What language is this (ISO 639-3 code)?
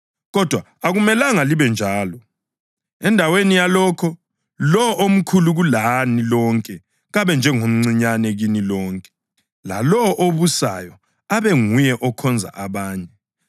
nde